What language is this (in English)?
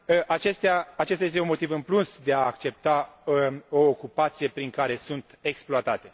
Romanian